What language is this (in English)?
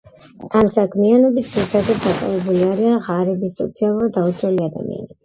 Georgian